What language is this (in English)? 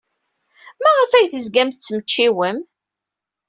Kabyle